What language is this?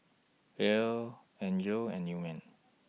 English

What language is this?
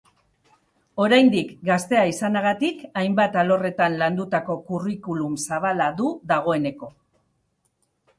Basque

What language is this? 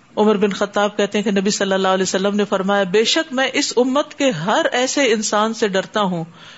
Urdu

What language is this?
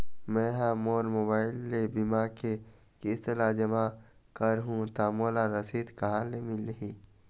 Chhattisgarhi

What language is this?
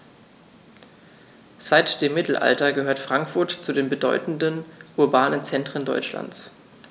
German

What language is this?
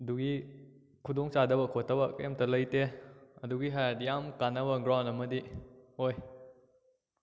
Manipuri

